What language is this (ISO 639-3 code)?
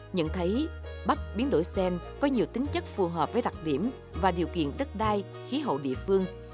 vie